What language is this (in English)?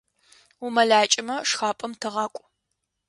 Adyghe